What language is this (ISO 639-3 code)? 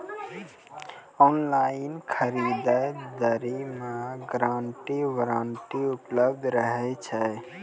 mai